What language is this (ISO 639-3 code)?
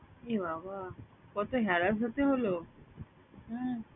ben